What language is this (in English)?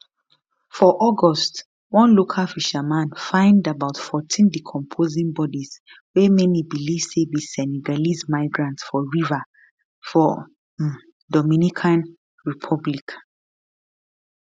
Nigerian Pidgin